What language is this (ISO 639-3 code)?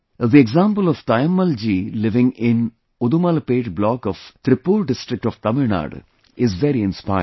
eng